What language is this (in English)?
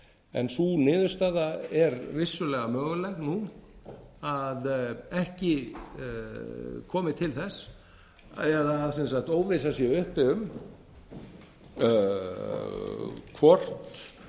Icelandic